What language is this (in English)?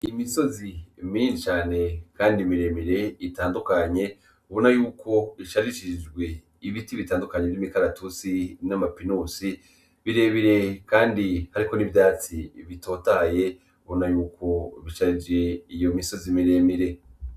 Rundi